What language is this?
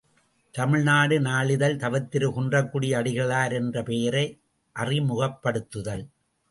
Tamil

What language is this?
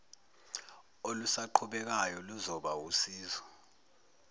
Zulu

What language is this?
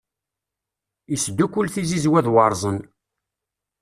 Kabyle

